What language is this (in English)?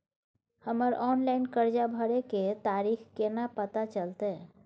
Maithili